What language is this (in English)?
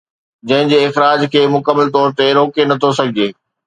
Sindhi